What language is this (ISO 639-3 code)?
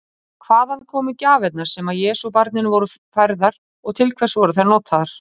isl